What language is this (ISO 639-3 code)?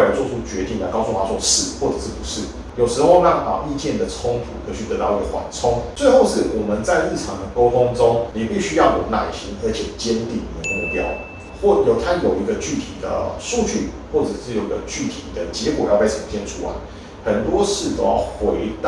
zho